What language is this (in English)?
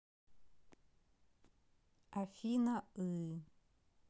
Russian